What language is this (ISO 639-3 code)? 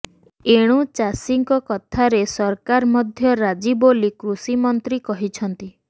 ori